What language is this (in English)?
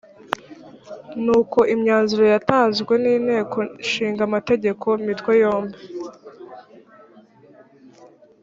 Kinyarwanda